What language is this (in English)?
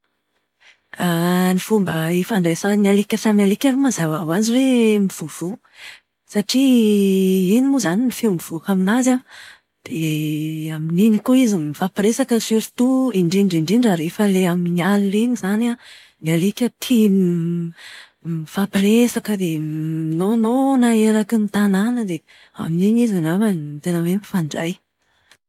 Malagasy